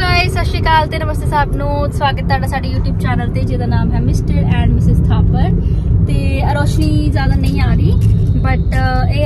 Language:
Punjabi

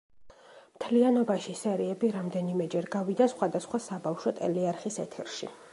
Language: Georgian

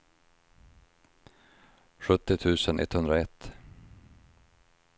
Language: Swedish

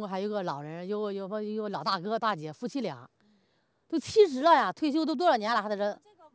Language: Chinese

